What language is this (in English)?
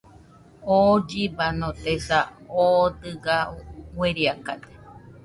Nüpode Huitoto